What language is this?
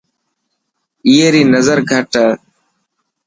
Dhatki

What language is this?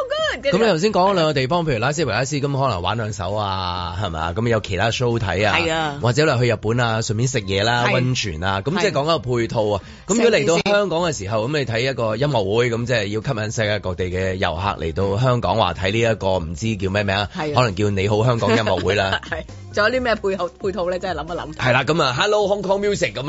Chinese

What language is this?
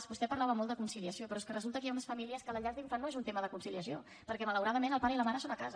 Catalan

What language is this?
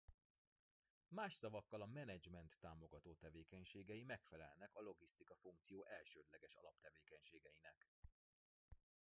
Hungarian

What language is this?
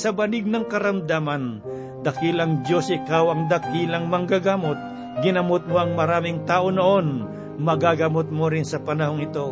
Filipino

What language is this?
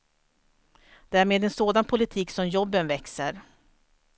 Swedish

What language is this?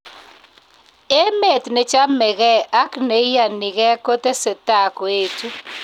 Kalenjin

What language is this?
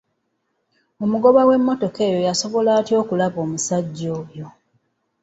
Ganda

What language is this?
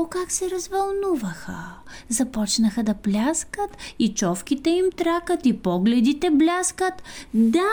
Bulgarian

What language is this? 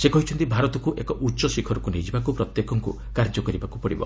Odia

